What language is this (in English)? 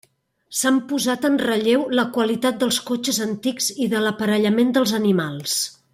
Catalan